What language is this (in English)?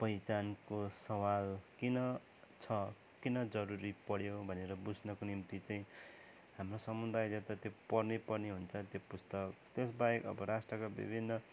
Nepali